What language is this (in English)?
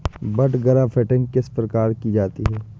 Hindi